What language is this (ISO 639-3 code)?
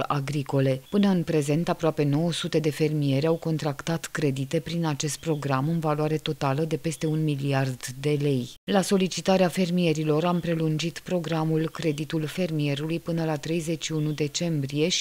ron